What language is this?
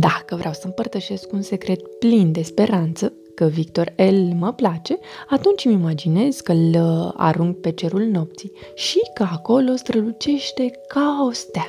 Romanian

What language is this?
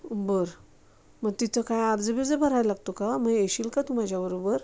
Marathi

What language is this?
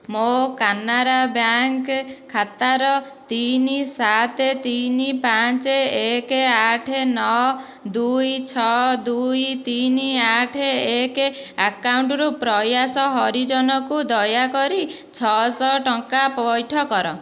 Odia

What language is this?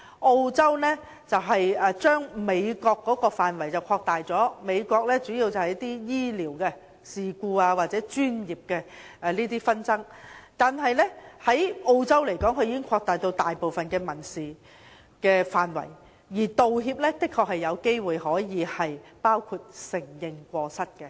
Cantonese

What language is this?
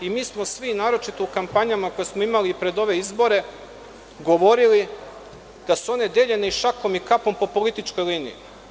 Serbian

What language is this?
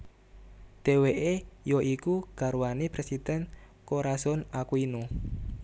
Javanese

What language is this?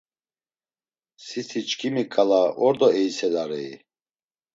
Laz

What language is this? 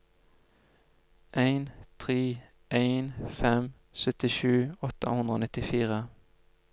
Norwegian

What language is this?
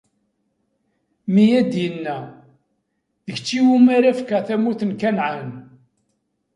Kabyle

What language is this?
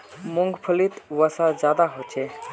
Magahi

